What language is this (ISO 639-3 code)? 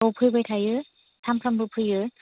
brx